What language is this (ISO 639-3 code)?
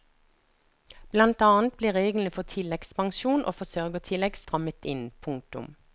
nor